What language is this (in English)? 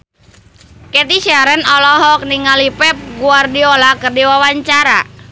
Sundanese